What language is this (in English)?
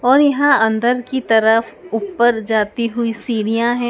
Hindi